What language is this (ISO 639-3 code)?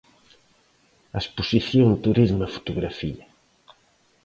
glg